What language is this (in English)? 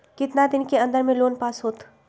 Magahi